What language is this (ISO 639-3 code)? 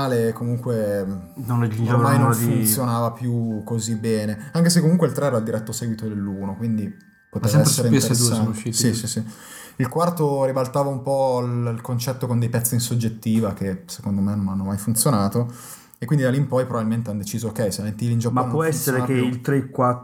ita